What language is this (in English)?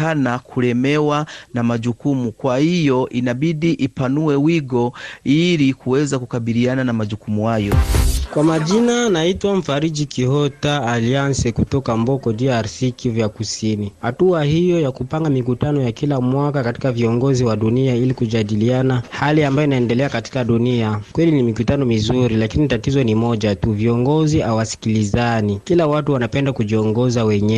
Swahili